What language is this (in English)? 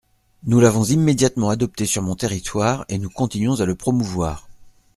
French